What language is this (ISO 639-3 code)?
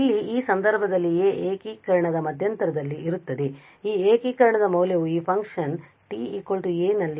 kan